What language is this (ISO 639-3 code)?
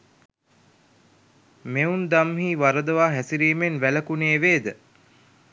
sin